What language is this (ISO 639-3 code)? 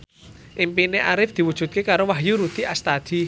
jav